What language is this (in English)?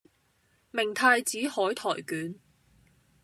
Cantonese